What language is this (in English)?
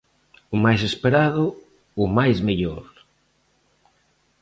Galician